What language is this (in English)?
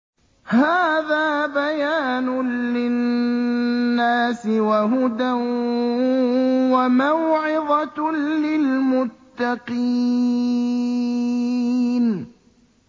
Arabic